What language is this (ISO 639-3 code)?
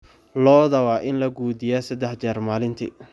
som